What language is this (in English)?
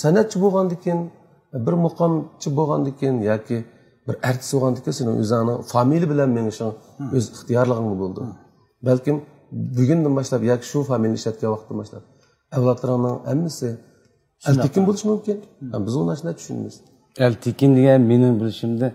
Turkish